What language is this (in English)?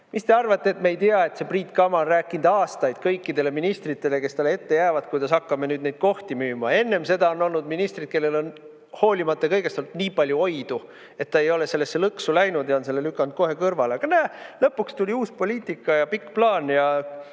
Estonian